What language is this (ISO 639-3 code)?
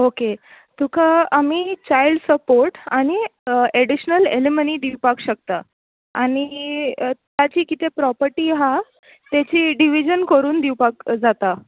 kok